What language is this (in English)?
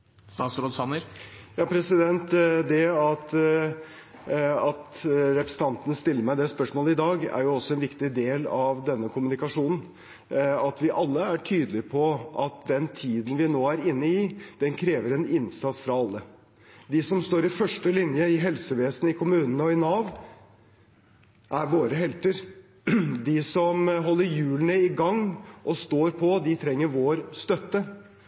Norwegian